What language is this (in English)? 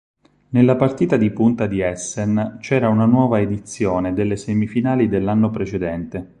Italian